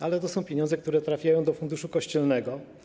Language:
Polish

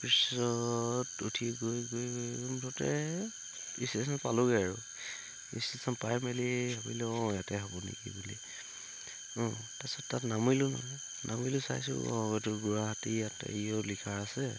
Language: Assamese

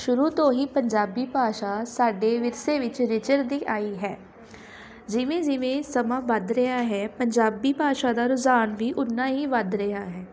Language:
Punjabi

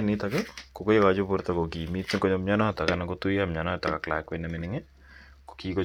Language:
Kalenjin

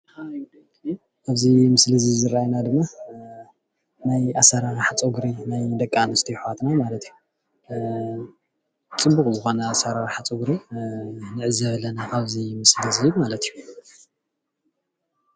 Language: Tigrinya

